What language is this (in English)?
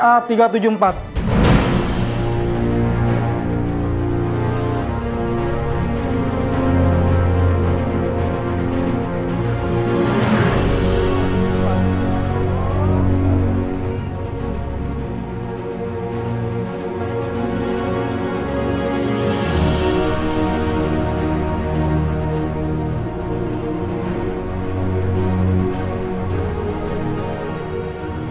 Indonesian